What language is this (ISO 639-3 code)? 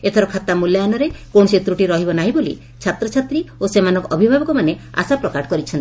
ori